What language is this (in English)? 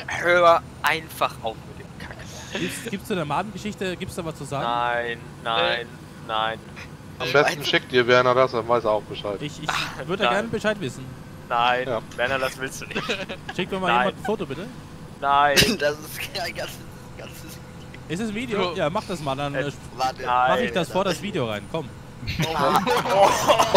German